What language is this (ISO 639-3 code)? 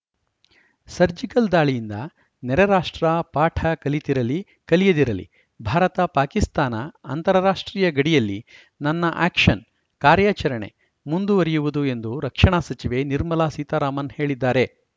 kan